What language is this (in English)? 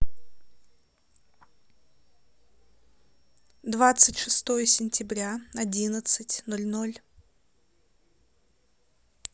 Russian